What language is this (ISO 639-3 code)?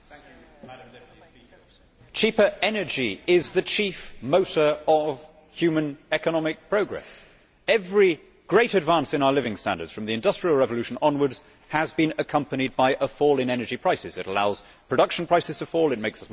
eng